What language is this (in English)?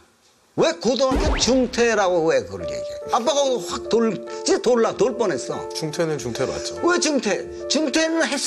Korean